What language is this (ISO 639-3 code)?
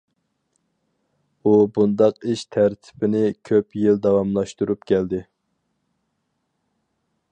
uig